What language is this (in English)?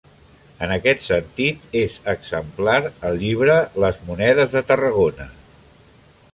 Catalan